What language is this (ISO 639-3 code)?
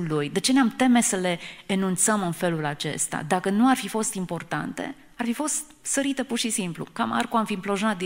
ron